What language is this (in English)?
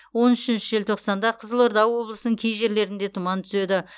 Kazakh